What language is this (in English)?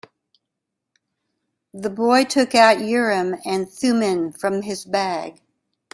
English